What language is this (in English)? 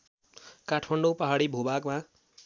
Nepali